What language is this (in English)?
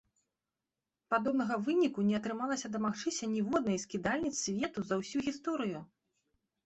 Belarusian